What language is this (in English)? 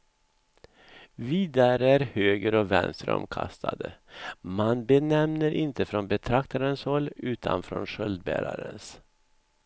Swedish